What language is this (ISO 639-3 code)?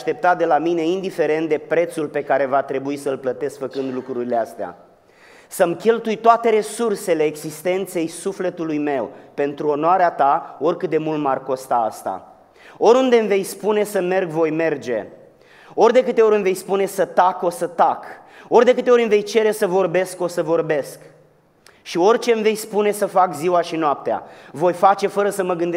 ron